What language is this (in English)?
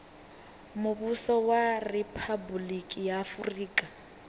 Venda